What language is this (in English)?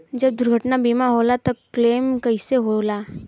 Bhojpuri